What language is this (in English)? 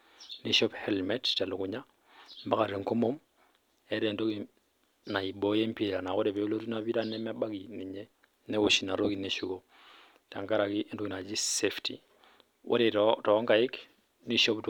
Masai